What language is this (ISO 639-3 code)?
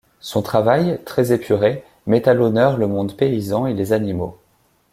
fra